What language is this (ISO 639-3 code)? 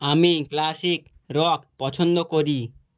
ben